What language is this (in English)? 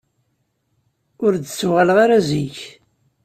Kabyle